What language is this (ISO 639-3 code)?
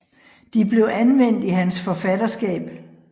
dan